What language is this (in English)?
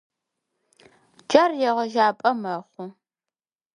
Adyghe